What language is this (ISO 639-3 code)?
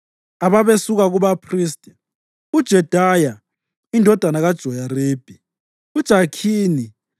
nde